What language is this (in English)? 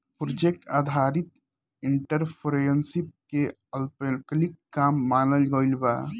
Bhojpuri